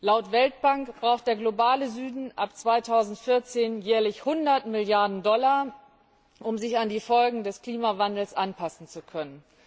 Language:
German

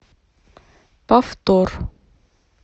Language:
Russian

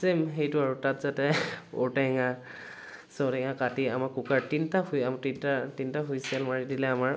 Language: Assamese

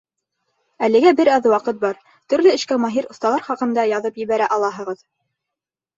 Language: Bashkir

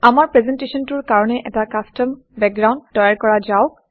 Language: Assamese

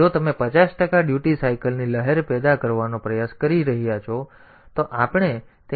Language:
Gujarati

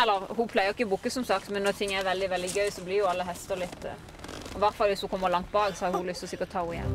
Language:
Norwegian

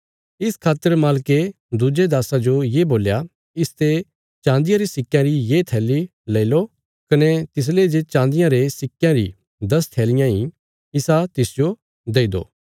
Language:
Bilaspuri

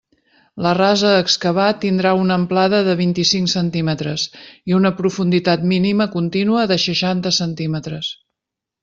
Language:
Catalan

